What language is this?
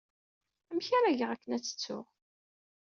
Kabyle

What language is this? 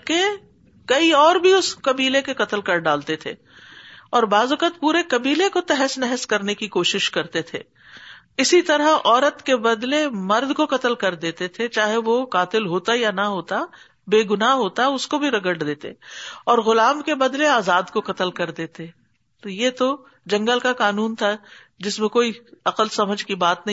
Urdu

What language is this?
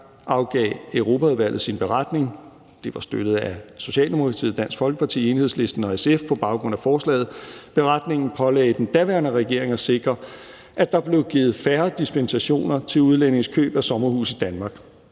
Danish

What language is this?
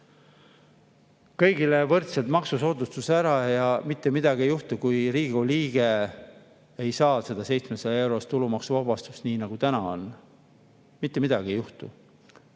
Estonian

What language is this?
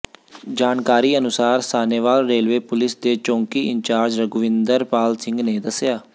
Punjabi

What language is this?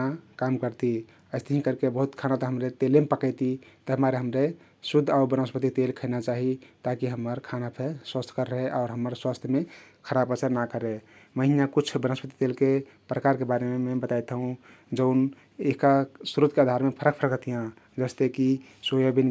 Kathoriya Tharu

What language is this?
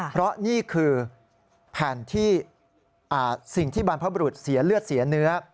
Thai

